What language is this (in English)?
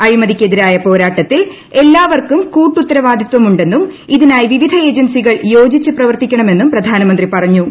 Malayalam